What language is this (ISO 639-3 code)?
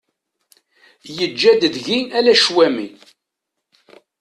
kab